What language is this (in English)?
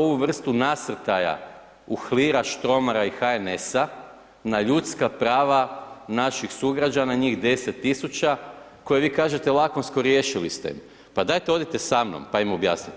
Croatian